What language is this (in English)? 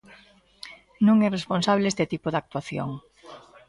Galician